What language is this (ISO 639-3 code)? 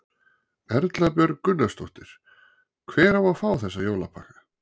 isl